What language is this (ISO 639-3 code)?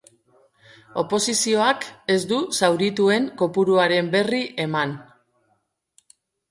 eus